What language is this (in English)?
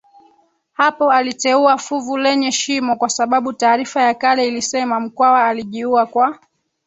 Swahili